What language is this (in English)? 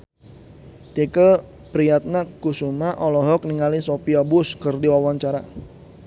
Sundanese